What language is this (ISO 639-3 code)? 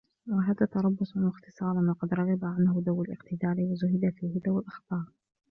ara